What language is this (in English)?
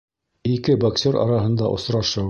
Bashkir